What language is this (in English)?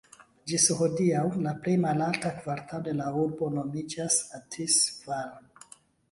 Esperanto